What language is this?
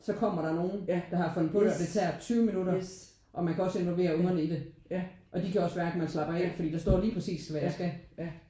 Danish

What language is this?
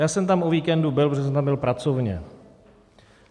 Czech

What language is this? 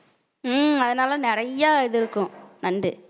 Tamil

